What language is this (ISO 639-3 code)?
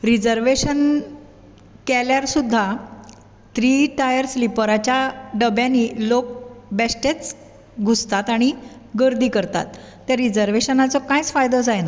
kok